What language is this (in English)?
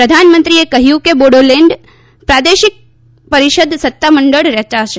Gujarati